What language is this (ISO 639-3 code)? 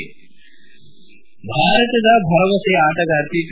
kan